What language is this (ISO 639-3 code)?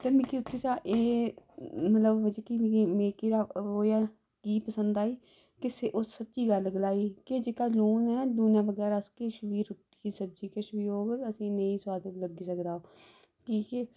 doi